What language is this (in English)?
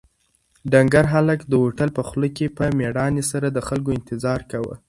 Pashto